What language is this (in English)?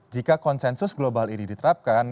Indonesian